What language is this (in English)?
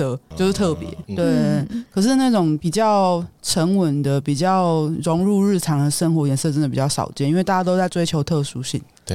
Chinese